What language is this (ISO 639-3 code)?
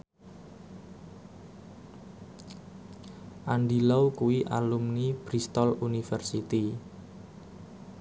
jav